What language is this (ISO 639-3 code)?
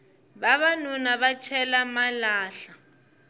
tso